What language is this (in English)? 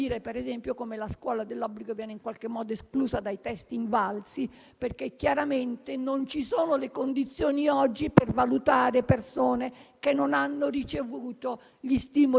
Italian